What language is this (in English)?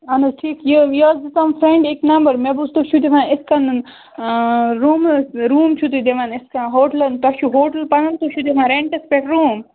Kashmiri